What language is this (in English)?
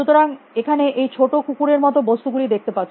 Bangla